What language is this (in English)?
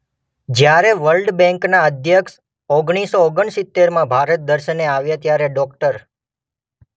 Gujarati